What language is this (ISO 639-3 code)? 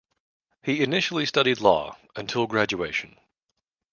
eng